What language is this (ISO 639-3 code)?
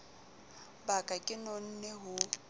sot